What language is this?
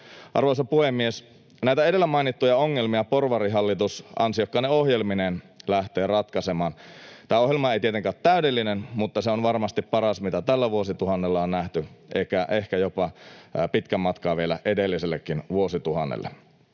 Finnish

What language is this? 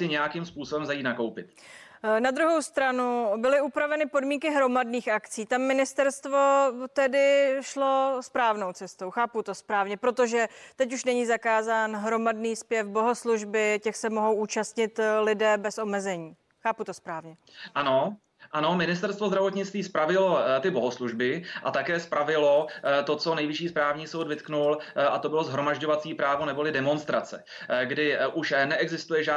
Czech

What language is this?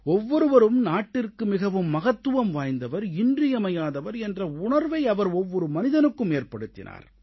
Tamil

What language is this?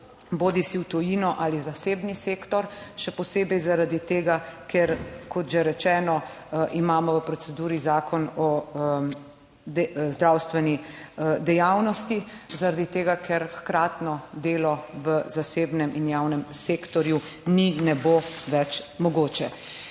Slovenian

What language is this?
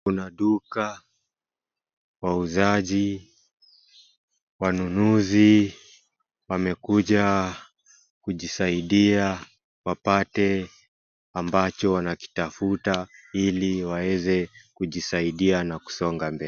Swahili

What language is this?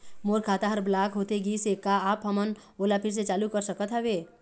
Chhattisgarhi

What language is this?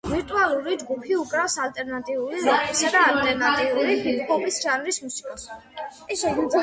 Georgian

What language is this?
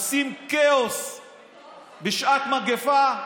Hebrew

